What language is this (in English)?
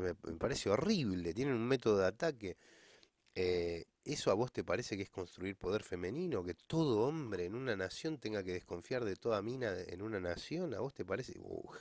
Spanish